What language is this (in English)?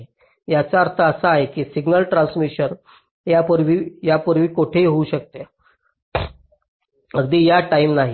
Marathi